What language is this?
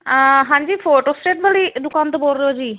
Punjabi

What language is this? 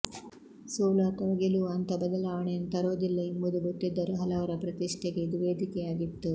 Kannada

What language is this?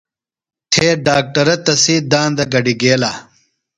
Phalura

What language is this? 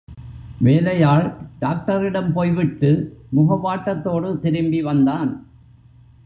Tamil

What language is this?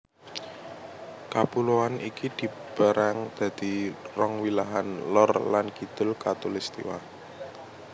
Javanese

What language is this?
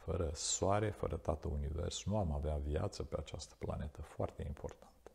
Romanian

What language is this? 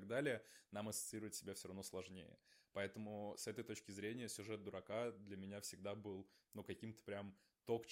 Russian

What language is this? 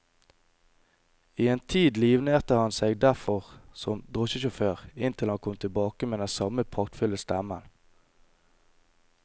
Norwegian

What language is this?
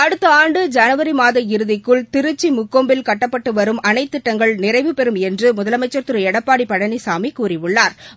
Tamil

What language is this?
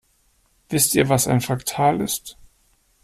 German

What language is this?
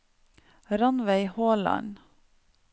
Norwegian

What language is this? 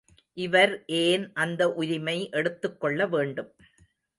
Tamil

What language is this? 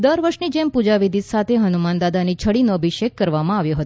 Gujarati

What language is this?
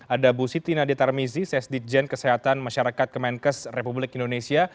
Indonesian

